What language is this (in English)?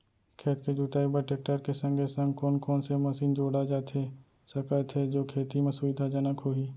Chhattisgarhi